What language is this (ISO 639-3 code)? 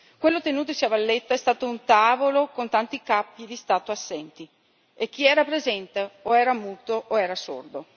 ita